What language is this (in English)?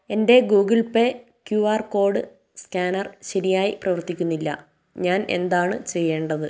Malayalam